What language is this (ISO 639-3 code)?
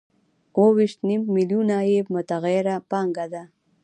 pus